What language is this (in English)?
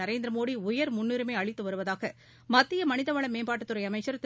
Tamil